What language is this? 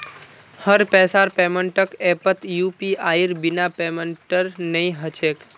Magahi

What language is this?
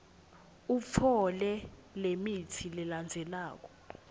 Swati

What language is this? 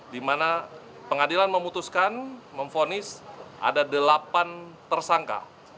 Indonesian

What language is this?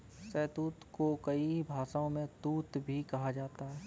Hindi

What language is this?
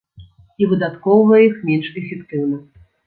Belarusian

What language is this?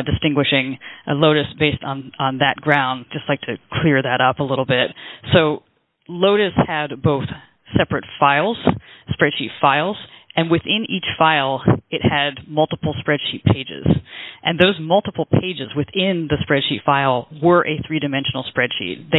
English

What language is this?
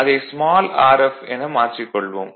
Tamil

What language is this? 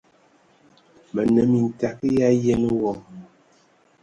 Ewondo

